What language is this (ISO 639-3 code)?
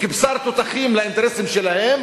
heb